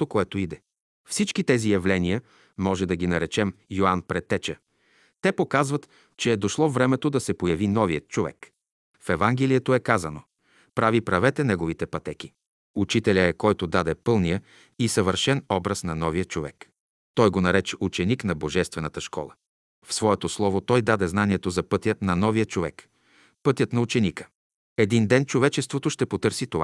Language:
Bulgarian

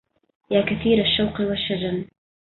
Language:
Arabic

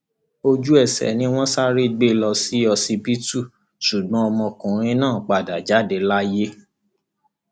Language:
Yoruba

